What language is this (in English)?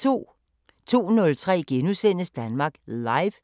Danish